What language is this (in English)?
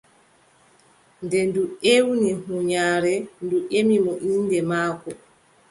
Adamawa Fulfulde